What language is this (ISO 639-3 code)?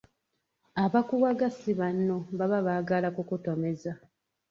lug